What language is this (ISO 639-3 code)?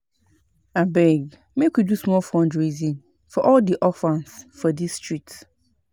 pcm